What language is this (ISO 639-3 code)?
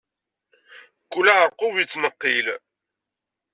kab